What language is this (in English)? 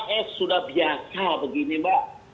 Indonesian